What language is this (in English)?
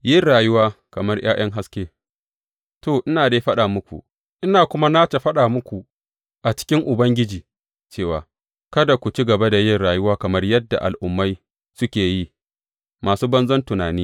Hausa